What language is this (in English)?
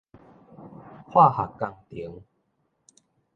Min Nan Chinese